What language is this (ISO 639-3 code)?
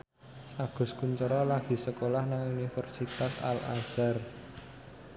jav